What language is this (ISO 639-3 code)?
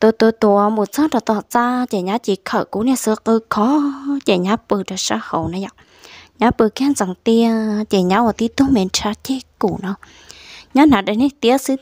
vie